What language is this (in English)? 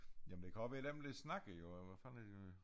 Danish